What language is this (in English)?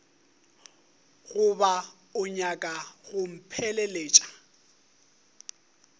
Northern Sotho